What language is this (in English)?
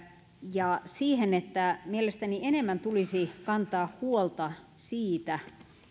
Finnish